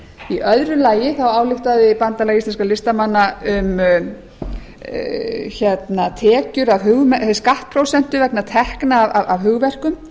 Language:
Icelandic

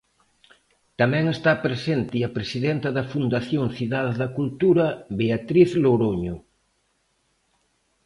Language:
Galician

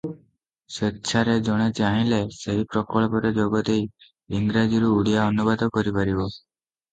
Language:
Odia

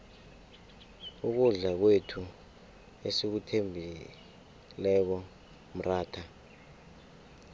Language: South Ndebele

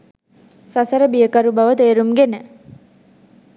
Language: Sinhala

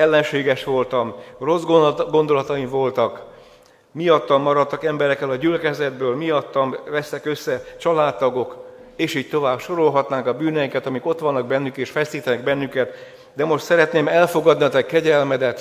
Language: Hungarian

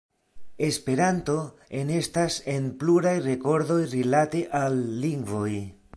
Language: Esperanto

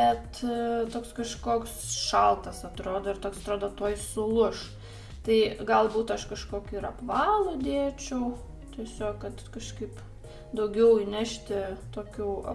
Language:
Lithuanian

